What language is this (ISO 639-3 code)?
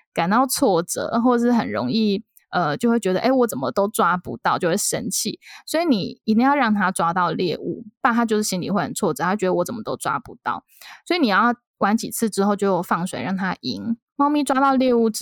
zho